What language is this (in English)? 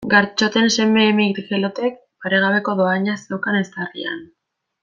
Basque